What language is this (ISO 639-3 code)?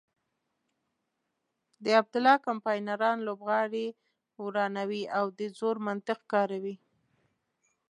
pus